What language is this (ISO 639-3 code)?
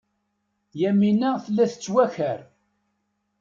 kab